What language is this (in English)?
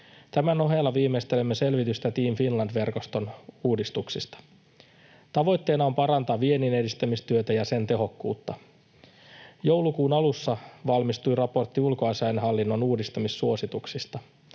Finnish